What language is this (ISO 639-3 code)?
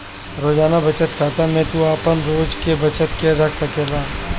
bho